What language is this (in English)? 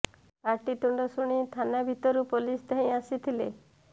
Odia